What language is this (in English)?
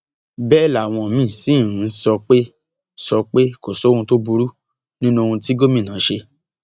Yoruba